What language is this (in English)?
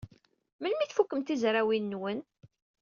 Kabyle